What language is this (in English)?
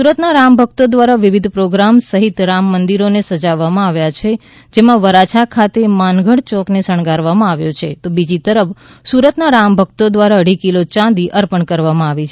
Gujarati